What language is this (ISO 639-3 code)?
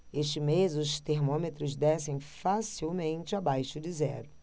por